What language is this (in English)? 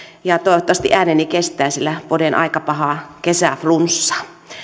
Finnish